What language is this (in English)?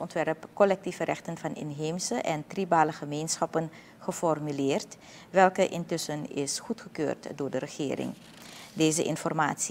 Dutch